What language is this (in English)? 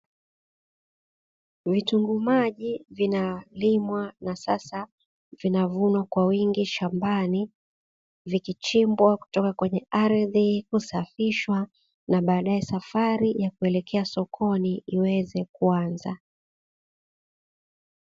Swahili